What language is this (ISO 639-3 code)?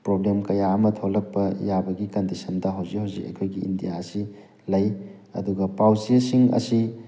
mni